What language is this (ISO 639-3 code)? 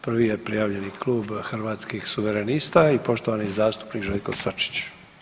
hrv